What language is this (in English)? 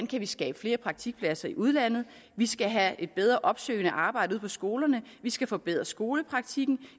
Danish